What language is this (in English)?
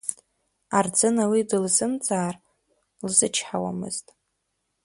Abkhazian